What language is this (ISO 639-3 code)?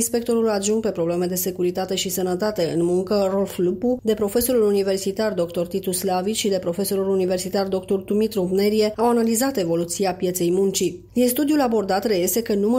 ron